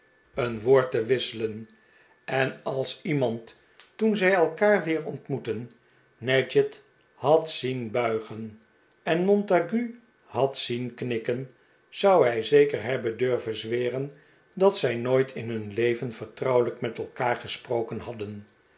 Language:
Dutch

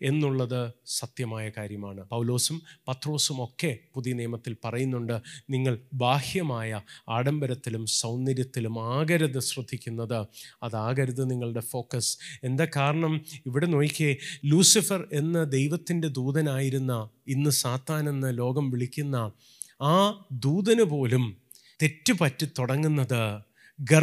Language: Malayalam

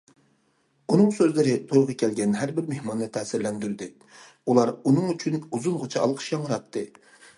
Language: Uyghur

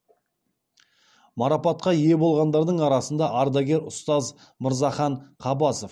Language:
Kazakh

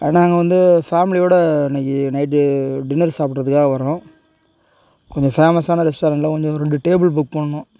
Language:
Tamil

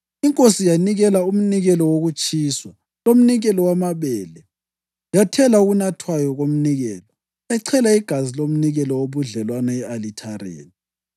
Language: North Ndebele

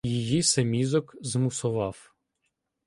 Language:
Ukrainian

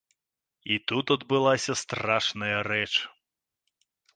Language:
Belarusian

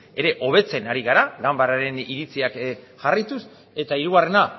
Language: Basque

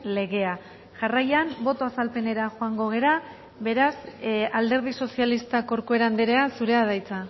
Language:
Basque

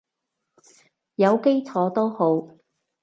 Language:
Cantonese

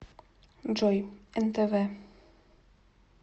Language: Russian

